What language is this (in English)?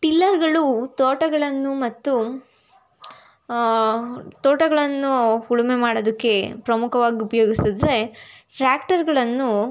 Kannada